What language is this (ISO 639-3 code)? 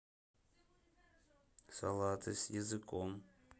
rus